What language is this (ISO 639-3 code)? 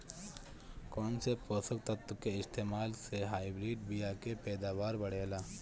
bho